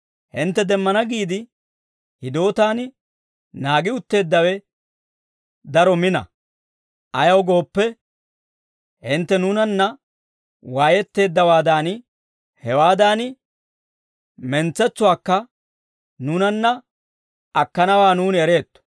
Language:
Dawro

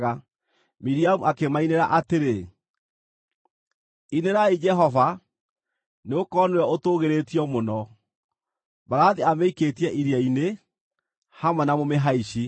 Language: Kikuyu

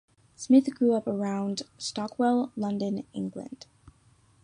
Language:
English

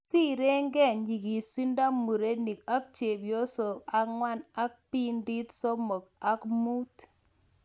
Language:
Kalenjin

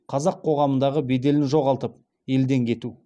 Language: Kazakh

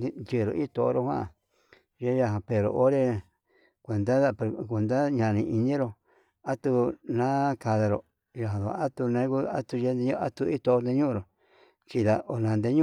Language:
Yutanduchi Mixtec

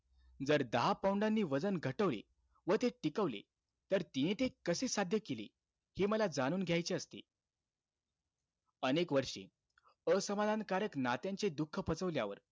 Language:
Marathi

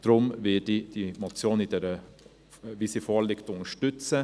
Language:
Swiss German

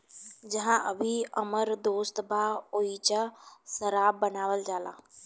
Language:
Bhojpuri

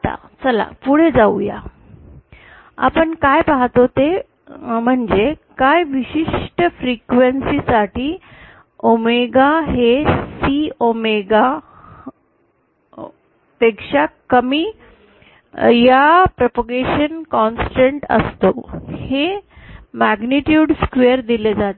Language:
Marathi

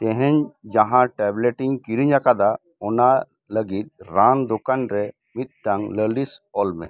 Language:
Santali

